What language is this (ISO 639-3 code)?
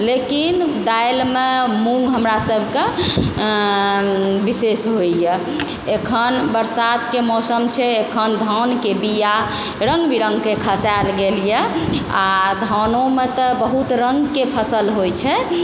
mai